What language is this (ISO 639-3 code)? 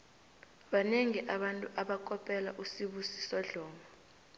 nbl